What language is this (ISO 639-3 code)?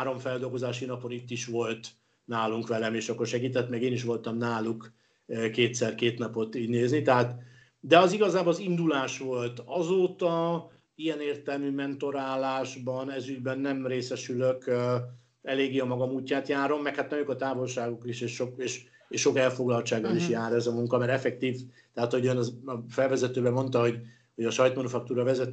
hun